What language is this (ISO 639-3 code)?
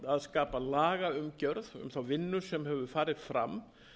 isl